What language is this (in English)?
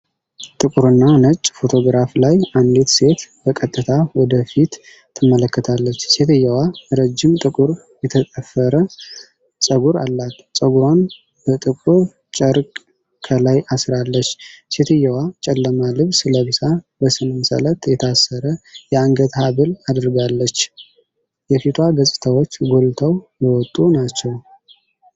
Amharic